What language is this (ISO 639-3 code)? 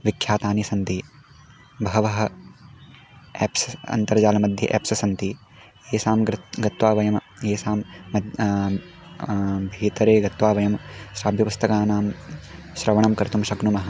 san